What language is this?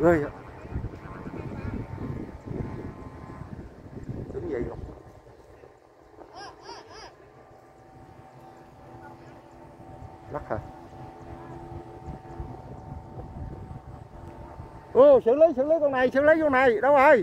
Vietnamese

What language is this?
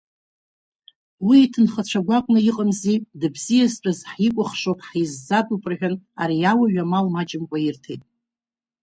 Abkhazian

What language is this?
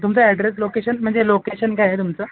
Marathi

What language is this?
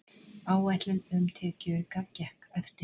Icelandic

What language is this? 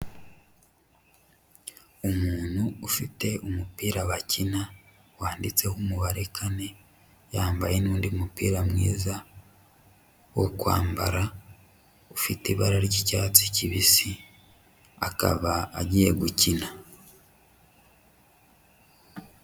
Kinyarwanda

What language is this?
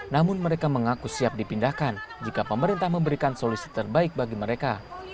Indonesian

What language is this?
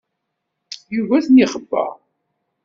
Kabyle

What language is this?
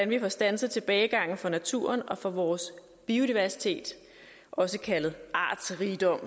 Danish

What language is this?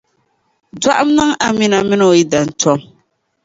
Dagbani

